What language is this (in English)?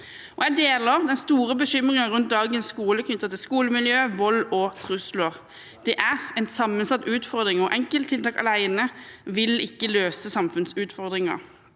Norwegian